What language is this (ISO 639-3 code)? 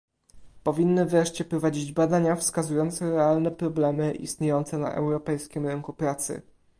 pol